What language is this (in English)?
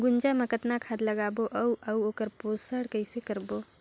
Chhattisgarhi